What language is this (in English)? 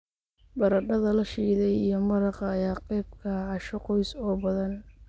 Somali